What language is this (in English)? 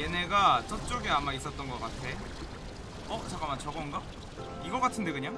Korean